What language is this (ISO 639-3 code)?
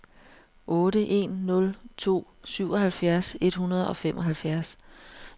dan